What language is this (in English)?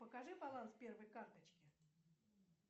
Russian